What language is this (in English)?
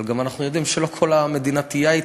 Hebrew